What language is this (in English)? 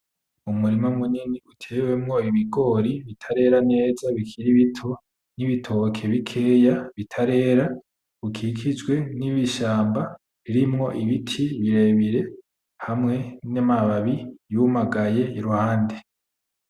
Rundi